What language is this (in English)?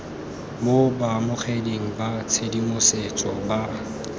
Tswana